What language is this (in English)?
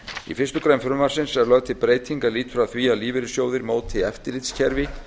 Icelandic